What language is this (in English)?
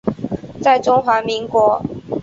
Chinese